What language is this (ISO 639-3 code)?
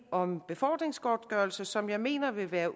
dan